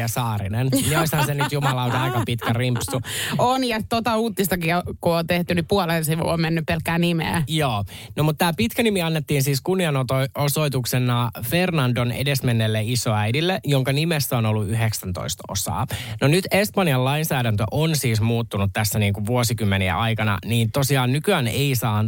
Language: Finnish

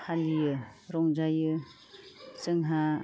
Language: Bodo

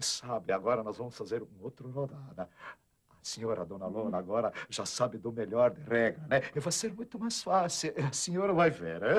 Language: Portuguese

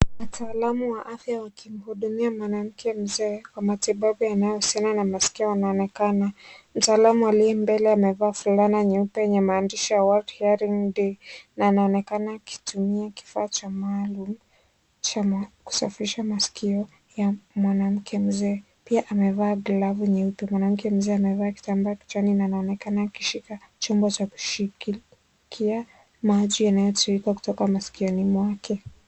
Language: Swahili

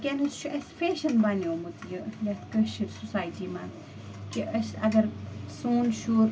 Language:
Kashmiri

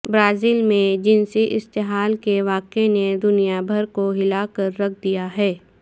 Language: Urdu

